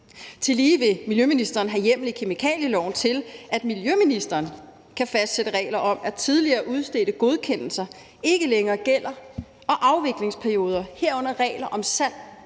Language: Danish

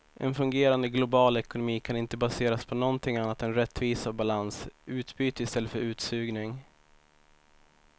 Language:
Swedish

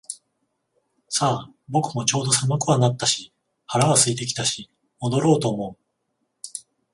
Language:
Japanese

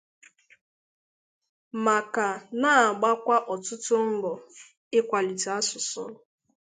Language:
Igbo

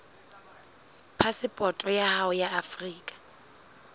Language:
Southern Sotho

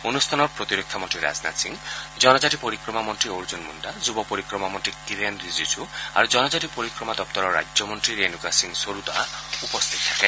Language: Assamese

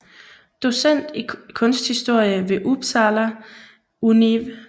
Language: Danish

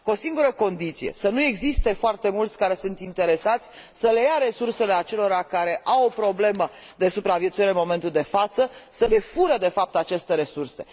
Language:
Romanian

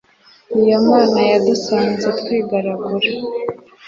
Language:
Kinyarwanda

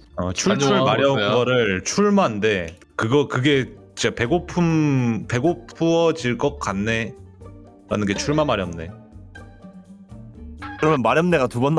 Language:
Korean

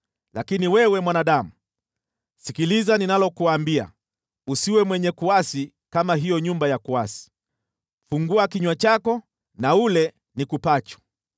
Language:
Swahili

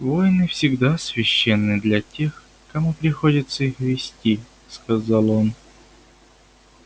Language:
Russian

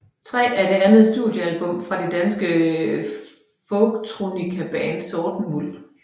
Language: Danish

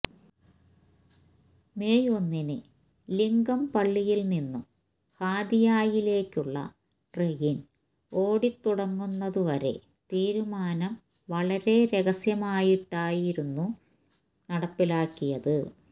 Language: Malayalam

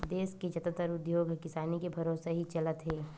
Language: Chhattisgarhi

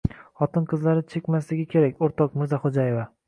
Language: Uzbek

